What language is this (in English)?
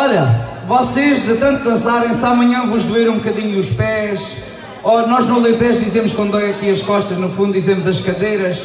Portuguese